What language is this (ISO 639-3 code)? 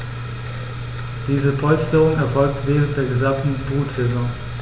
deu